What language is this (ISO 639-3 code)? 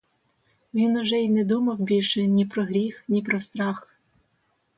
ukr